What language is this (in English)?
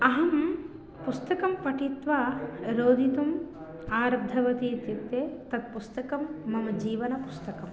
Sanskrit